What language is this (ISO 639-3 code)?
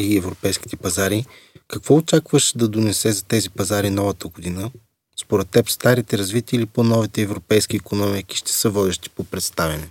bul